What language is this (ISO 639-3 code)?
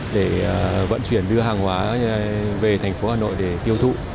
vie